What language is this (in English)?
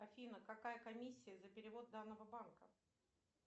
Russian